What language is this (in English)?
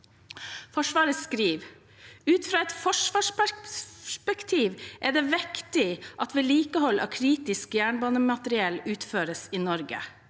Norwegian